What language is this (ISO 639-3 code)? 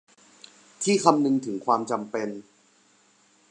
tha